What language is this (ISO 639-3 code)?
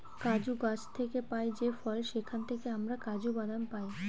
ben